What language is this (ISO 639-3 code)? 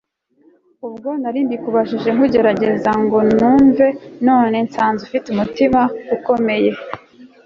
kin